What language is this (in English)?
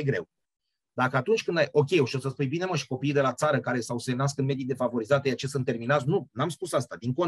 Romanian